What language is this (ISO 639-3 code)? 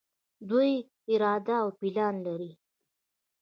pus